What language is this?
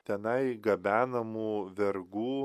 Lithuanian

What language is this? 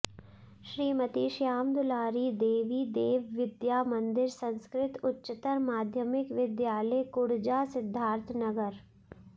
Sanskrit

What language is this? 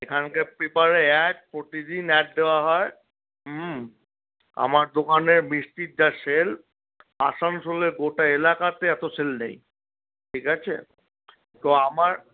Bangla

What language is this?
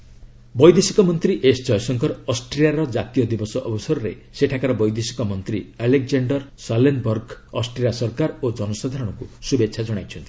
Odia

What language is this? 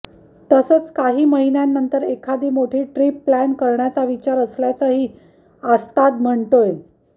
Marathi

